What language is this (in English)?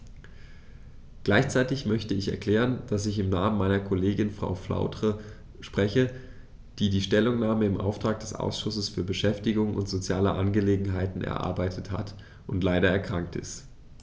German